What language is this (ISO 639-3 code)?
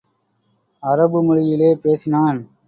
tam